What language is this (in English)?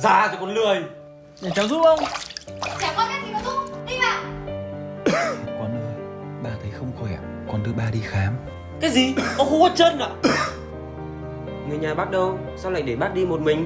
Vietnamese